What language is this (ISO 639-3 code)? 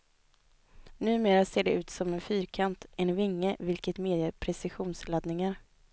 swe